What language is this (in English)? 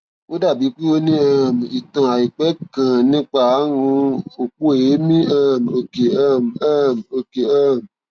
Yoruba